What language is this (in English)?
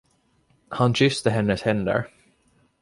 Swedish